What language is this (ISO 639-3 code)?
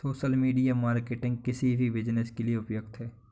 hin